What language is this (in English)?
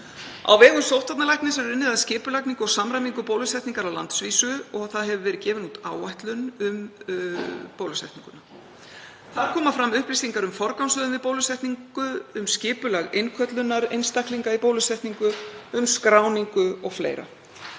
Icelandic